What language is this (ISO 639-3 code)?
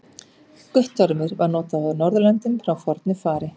isl